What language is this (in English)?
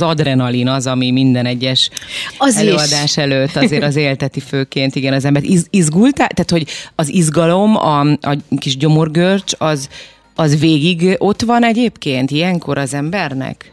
Hungarian